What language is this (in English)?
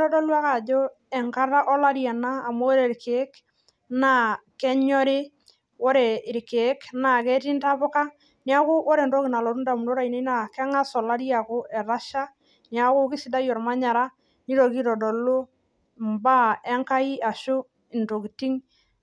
Masai